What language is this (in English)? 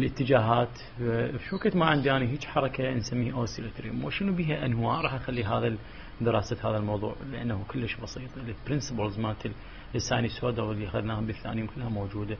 Arabic